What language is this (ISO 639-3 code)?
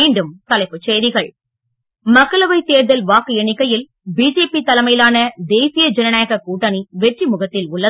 tam